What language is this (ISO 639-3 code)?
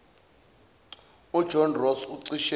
zul